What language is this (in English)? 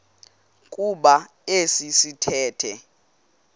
Xhosa